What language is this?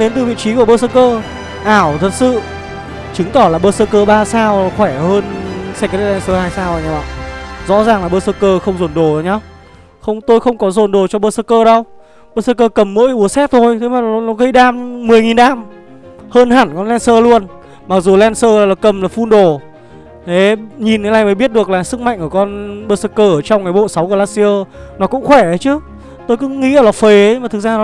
Vietnamese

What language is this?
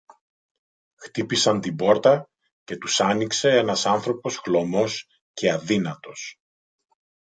Greek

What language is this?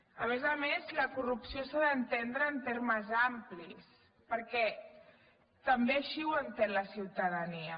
Catalan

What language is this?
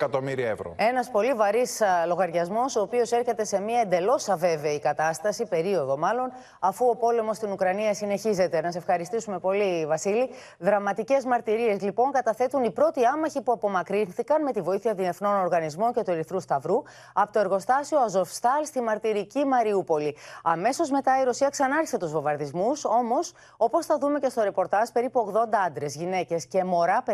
Greek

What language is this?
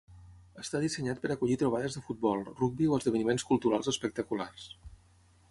Catalan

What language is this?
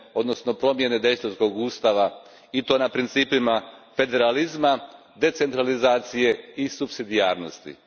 Croatian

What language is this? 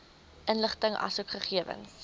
Afrikaans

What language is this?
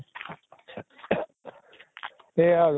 Assamese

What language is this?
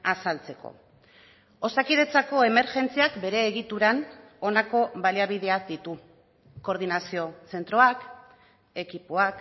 Basque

